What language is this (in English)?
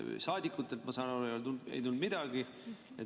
Estonian